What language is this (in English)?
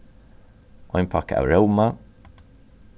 Faroese